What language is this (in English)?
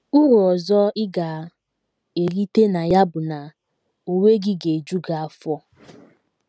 Igbo